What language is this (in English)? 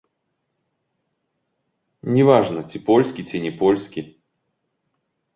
Belarusian